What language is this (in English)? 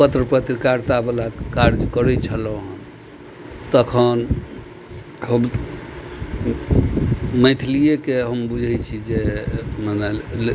Maithili